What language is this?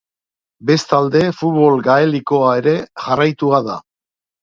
Basque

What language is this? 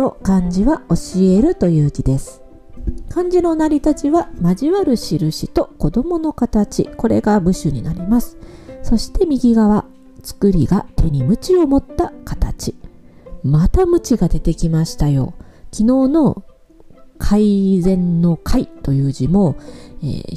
Japanese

